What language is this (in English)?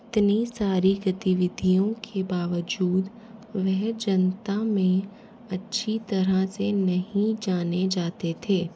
Hindi